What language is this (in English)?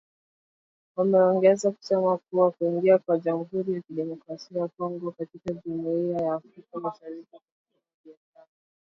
Swahili